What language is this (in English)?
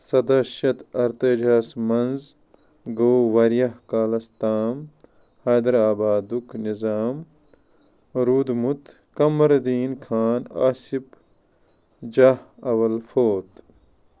Kashmiri